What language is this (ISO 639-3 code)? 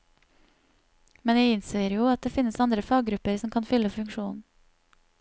nor